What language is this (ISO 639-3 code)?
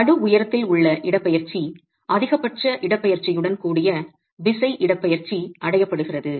tam